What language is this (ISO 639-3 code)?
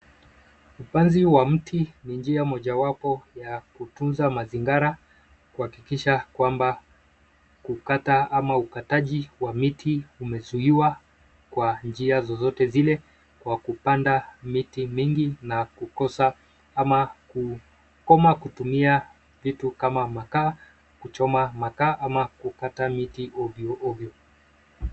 swa